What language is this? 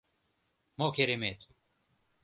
Mari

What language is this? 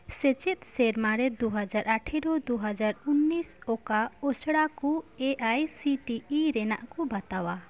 Santali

